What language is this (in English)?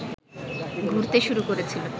Bangla